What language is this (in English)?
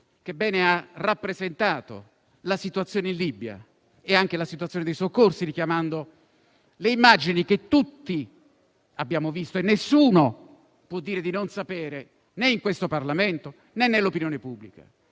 Italian